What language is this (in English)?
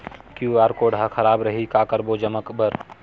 Chhattisgarhi